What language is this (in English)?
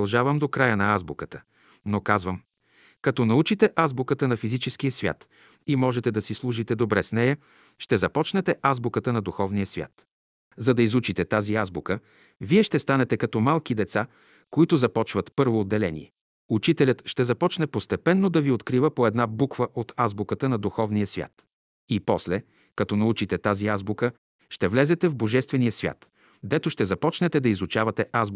Bulgarian